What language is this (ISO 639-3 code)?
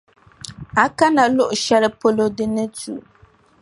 dag